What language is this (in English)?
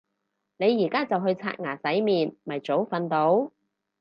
Cantonese